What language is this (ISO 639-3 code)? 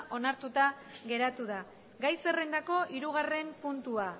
eus